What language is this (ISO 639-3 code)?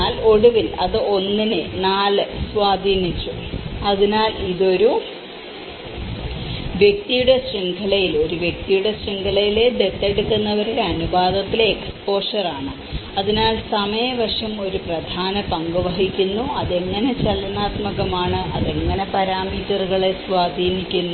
mal